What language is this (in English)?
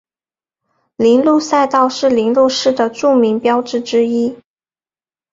Chinese